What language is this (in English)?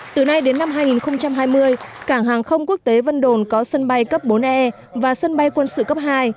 Vietnamese